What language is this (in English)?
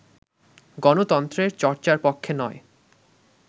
Bangla